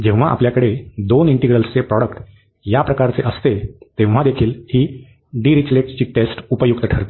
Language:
Marathi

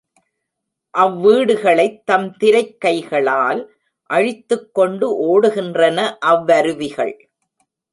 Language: Tamil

